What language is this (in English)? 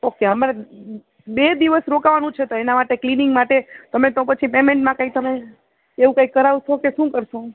Gujarati